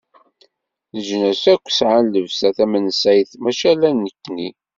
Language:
Kabyle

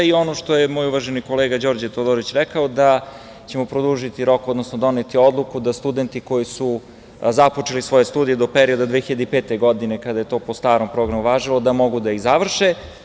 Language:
Serbian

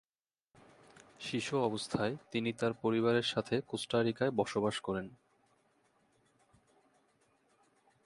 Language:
Bangla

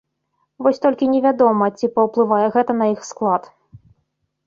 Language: Belarusian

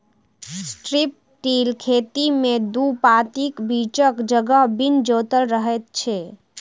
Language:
Maithili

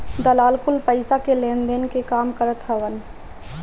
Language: Bhojpuri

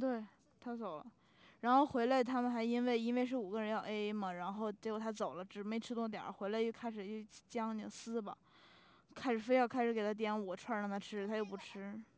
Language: Chinese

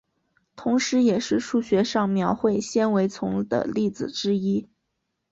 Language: Chinese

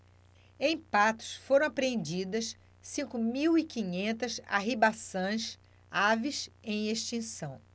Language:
Portuguese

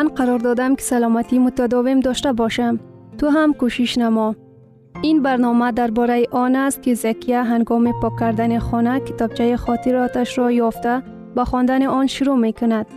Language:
Persian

